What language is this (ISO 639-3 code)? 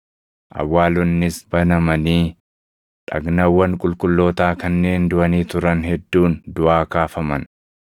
orm